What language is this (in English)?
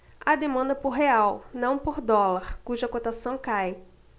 Portuguese